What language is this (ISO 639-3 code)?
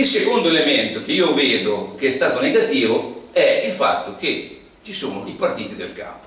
ita